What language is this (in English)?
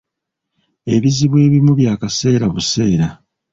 Ganda